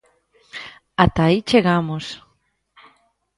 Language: Galician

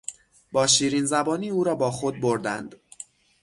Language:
Persian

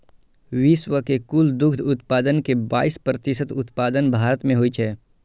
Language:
Maithili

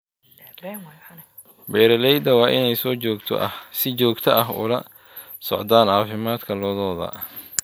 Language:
Somali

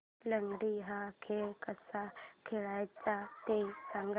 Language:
Marathi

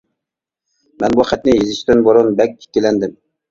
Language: Uyghur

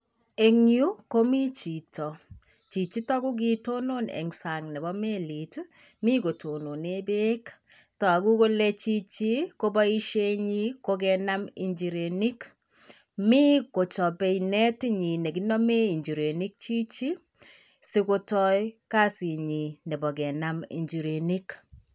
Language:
Kalenjin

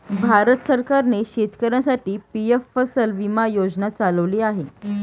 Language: Marathi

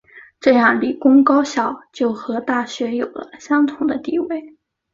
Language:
Chinese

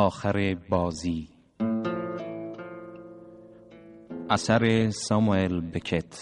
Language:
Persian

